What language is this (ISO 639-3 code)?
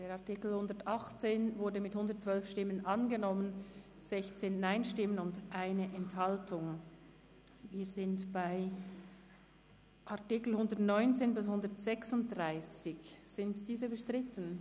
gsw